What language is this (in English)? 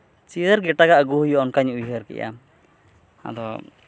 Santali